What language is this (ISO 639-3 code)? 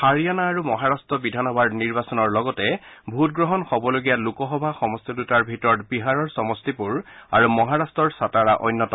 asm